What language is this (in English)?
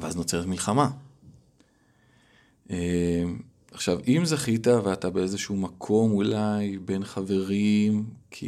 Hebrew